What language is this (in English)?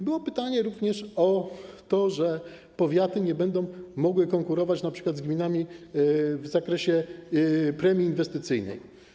Polish